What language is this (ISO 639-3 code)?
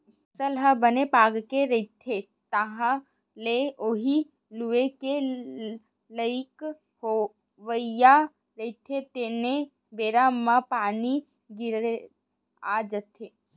hne